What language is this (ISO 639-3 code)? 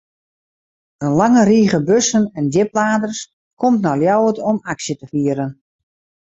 fry